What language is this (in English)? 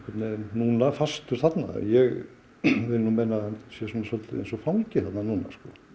Icelandic